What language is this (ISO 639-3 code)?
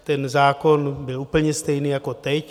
ces